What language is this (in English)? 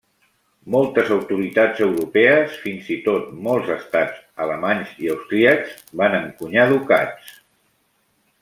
Catalan